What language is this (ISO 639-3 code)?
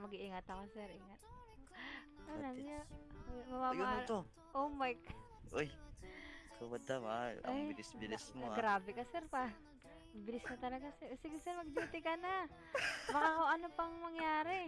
ind